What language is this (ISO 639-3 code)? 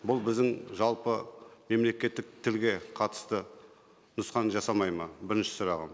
kaz